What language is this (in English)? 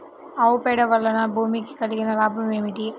Telugu